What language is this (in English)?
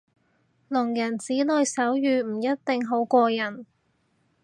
Cantonese